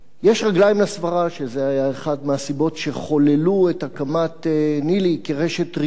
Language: Hebrew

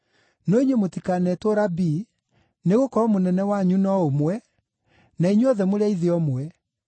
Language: Kikuyu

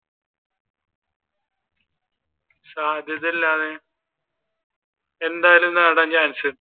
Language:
Malayalam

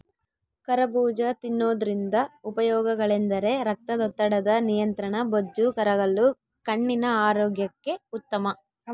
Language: Kannada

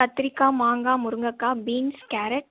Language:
Tamil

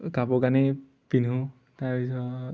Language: Assamese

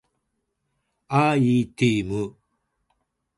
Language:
Japanese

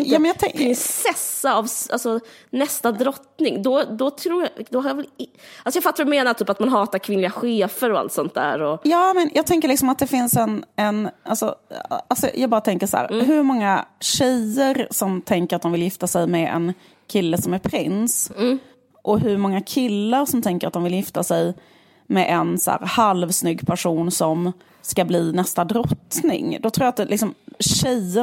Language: Swedish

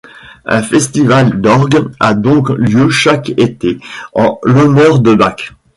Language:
French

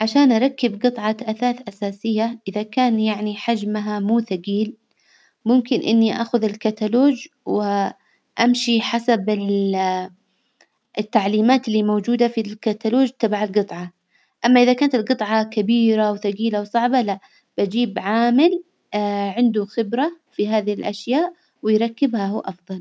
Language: Hijazi Arabic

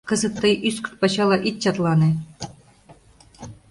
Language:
Mari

